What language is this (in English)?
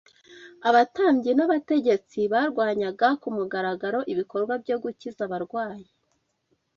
Kinyarwanda